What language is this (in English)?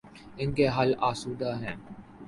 Urdu